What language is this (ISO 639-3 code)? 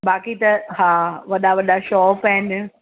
snd